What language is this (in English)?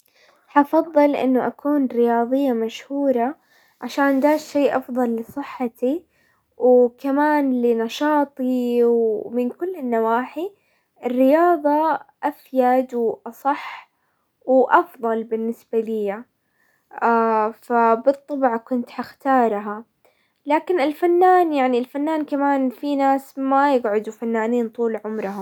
Hijazi Arabic